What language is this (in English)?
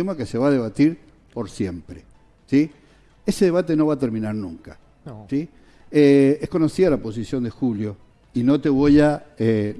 Spanish